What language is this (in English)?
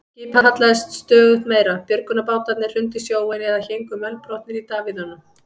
Icelandic